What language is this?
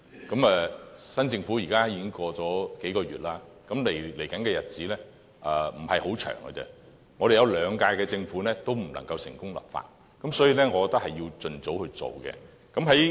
Cantonese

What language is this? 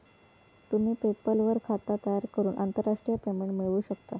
Marathi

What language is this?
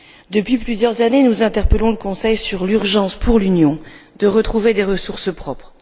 French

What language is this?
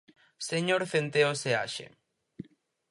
Galician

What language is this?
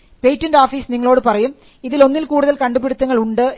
Malayalam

